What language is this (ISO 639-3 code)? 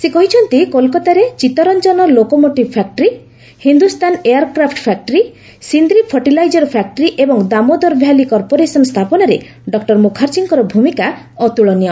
ori